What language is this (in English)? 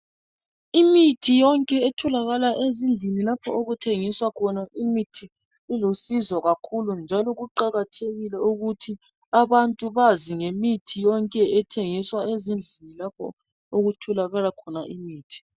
North Ndebele